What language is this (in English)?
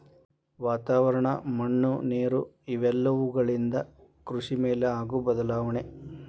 Kannada